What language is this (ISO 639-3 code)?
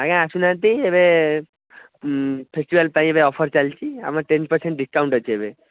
ori